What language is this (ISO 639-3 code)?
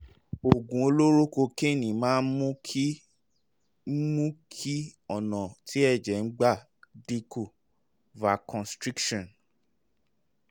yor